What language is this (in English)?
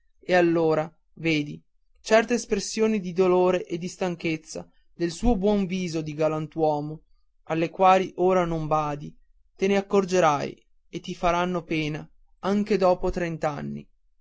Italian